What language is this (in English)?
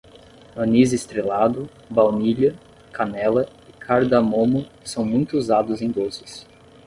Portuguese